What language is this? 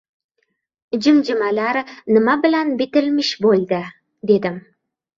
Uzbek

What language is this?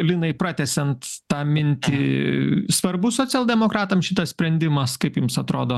Lithuanian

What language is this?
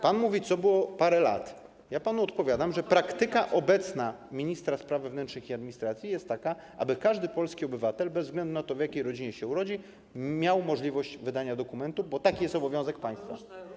Polish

